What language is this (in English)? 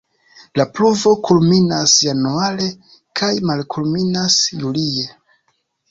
Esperanto